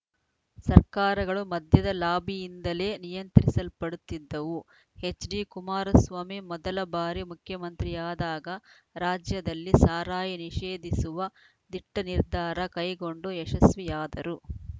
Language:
Kannada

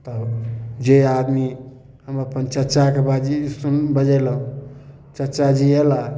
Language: Maithili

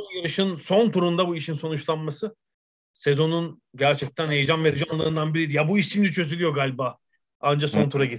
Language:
Turkish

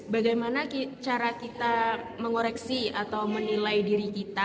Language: Indonesian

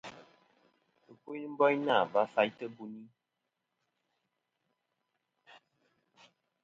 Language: Kom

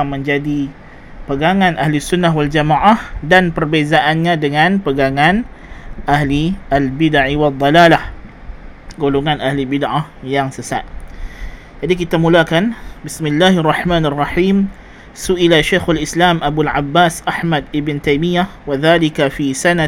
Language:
Malay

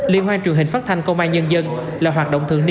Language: Vietnamese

